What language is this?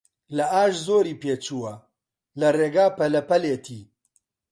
Central Kurdish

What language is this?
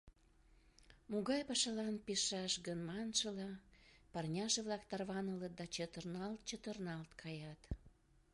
Mari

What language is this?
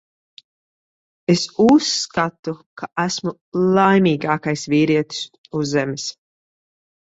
Latvian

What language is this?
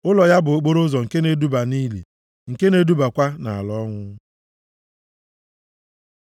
Igbo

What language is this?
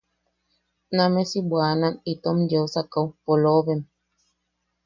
Yaqui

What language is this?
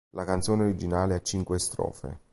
Italian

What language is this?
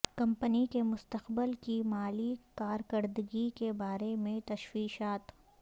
Urdu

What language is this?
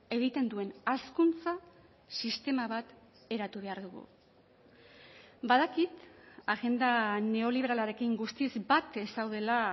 Basque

